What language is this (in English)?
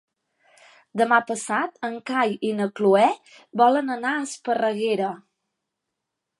Catalan